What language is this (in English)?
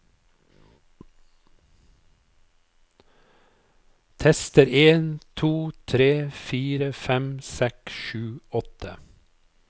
Norwegian